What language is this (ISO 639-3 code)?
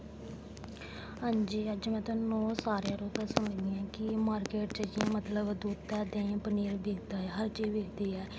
doi